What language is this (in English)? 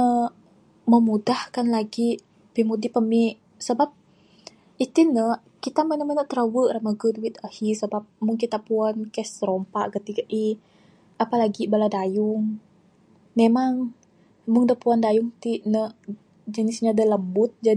Bukar-Sadung Bidayuh